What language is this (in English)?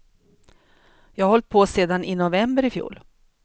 Swedish